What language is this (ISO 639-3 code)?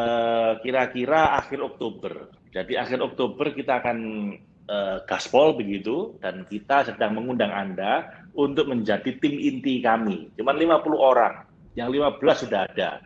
ind